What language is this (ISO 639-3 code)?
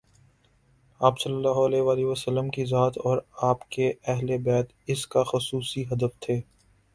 urd